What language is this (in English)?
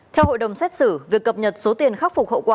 Vietnamese